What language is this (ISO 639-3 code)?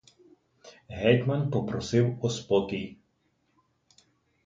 ukr